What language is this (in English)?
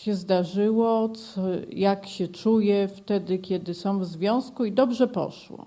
Polish